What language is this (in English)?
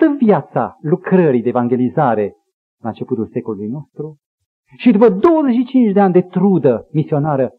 Romanian